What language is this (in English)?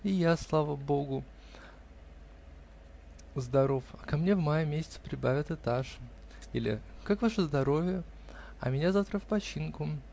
Russian